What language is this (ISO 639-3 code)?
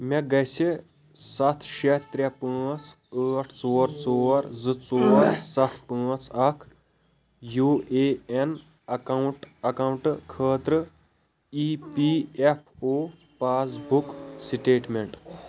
kas